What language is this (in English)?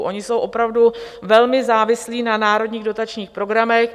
Czech